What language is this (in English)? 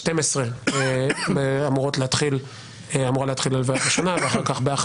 Hebrew